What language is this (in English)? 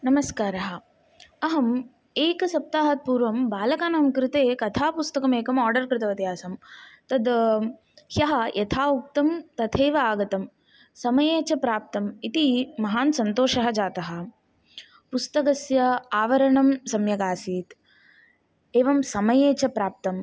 Sanskrit